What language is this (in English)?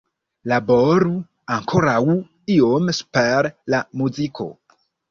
Esperanto